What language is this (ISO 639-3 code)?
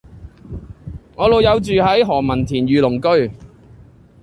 yue